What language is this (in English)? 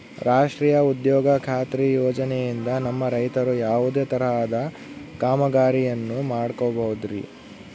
Kannada